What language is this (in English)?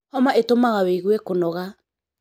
Kikuyu